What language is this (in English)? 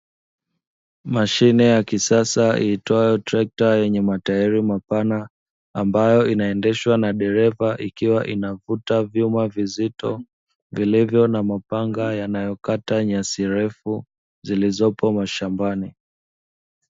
Swahili